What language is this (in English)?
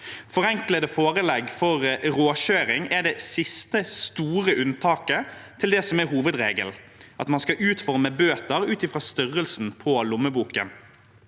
Norwegian